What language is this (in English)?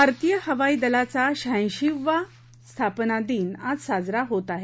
Marathi